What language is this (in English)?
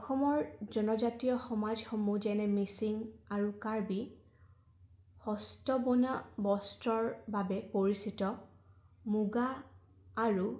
Assamese